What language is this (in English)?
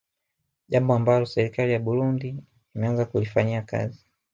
Swahili